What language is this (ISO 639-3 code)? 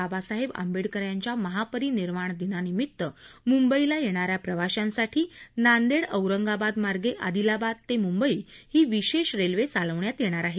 mar